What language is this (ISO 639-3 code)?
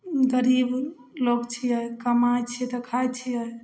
mai